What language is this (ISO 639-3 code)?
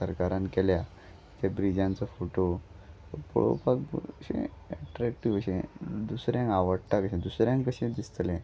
kok